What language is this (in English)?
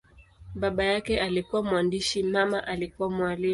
Swahili